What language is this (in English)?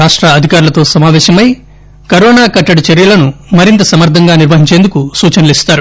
Telugu